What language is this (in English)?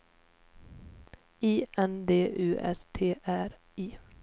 Swedish